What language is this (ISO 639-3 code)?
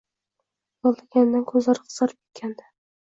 uzb